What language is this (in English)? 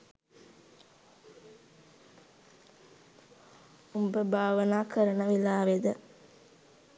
Sinhala